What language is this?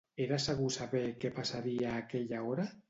Catalan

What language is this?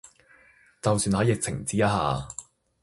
Cantonese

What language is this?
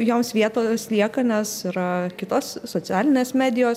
Lithuanian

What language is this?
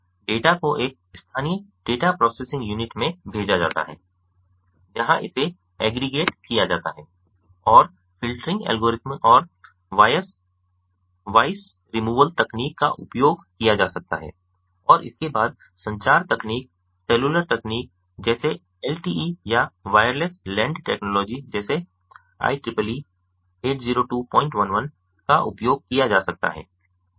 Hindi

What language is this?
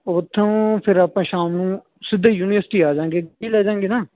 Punjabi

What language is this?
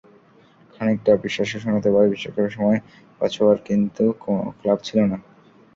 Bangla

